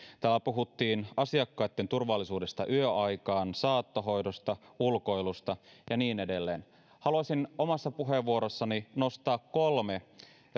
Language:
Finnish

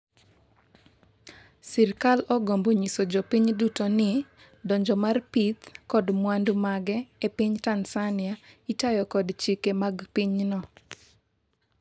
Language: Luo (Kenya and Tanzania)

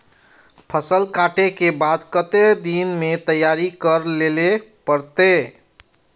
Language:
Magahi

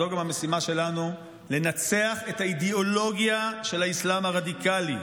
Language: Hebrew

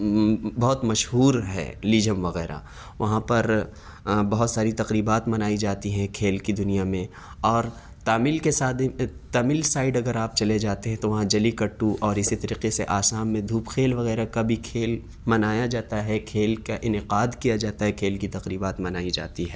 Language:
Urdu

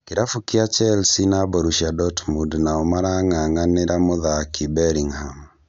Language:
Kikuyu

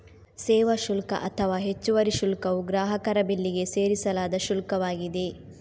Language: Kannada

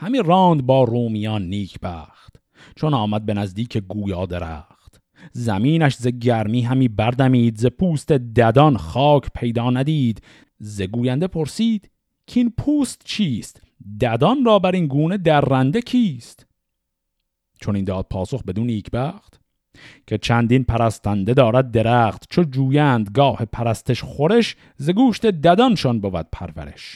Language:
Persian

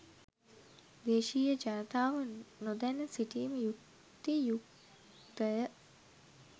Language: Sinhala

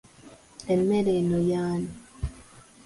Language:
Ganda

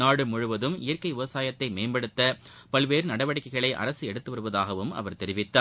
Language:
Tamil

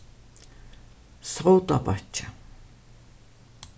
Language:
Faroese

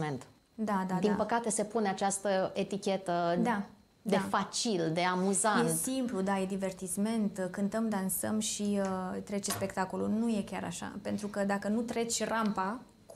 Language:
Romanian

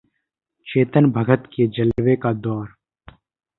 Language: Hindi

